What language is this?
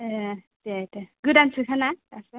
Bodo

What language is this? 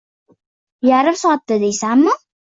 Uzbek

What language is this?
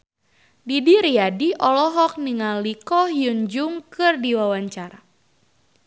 Sundanese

